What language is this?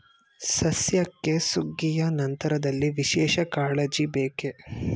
Kannada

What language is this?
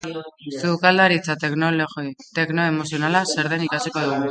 Basque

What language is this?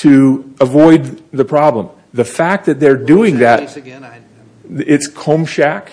English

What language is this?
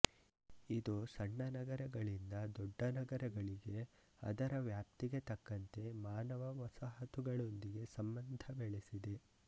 Kannada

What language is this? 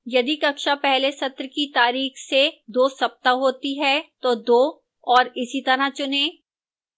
Hindi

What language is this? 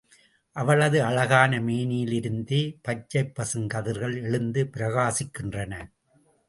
Tamil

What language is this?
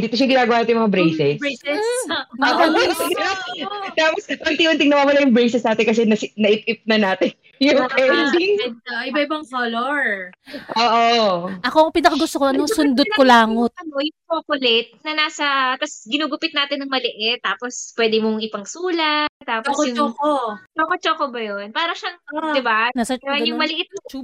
Filipino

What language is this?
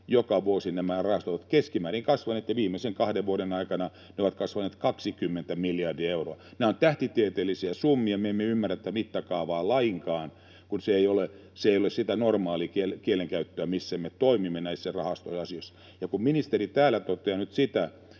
Finnish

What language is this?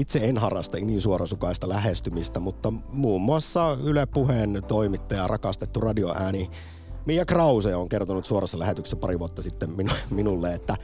Finnish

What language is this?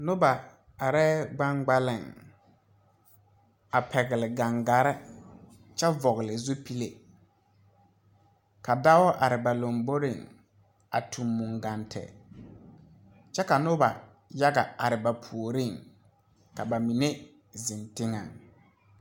Southern Dagaare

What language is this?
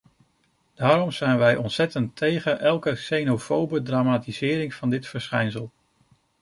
Dutch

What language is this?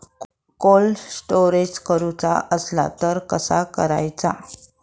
Marathi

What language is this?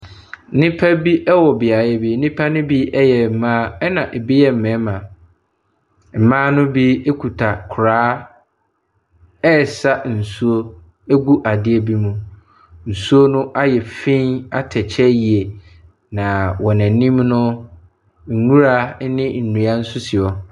Akan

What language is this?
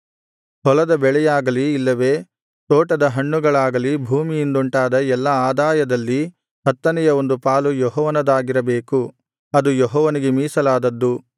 Kannada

